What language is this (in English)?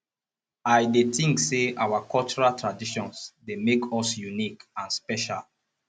Nigerian Pidgin